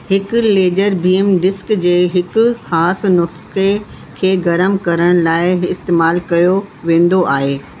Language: Sindhi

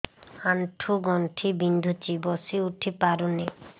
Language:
Odia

